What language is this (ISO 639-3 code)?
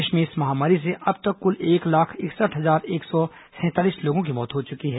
hin